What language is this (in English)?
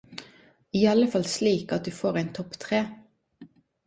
Norwegian Nynorsk